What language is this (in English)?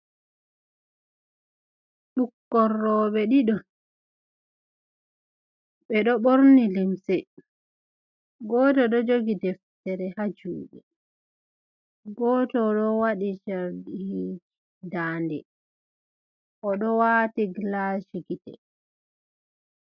Fula